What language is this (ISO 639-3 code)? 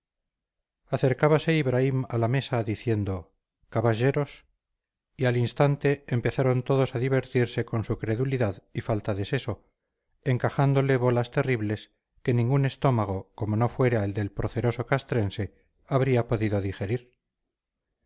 spa